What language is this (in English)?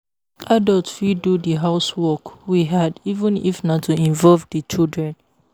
Nigerian Pidgin